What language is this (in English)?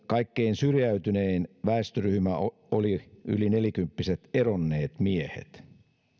Finnish